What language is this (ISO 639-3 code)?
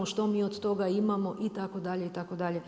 hrv